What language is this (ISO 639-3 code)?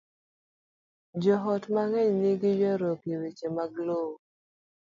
luo